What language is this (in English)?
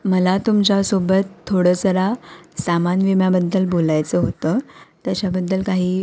Marathi